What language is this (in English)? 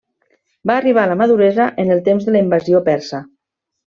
Catalan